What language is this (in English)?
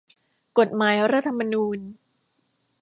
Thai